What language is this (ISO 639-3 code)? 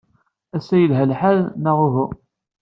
kab